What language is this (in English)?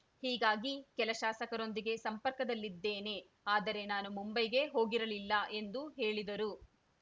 Kannada